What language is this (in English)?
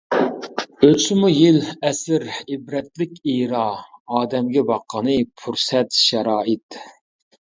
Uyghur